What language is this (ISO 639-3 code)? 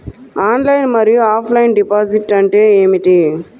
tel